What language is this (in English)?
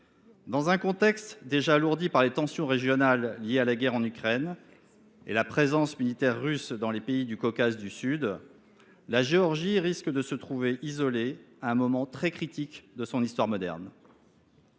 French